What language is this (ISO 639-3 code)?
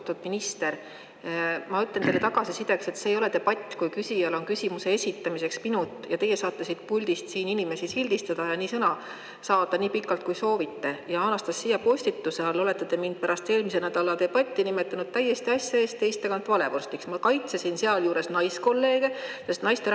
est